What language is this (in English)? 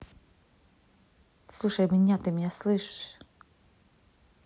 Russian